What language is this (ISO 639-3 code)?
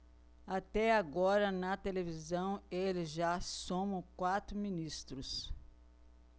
por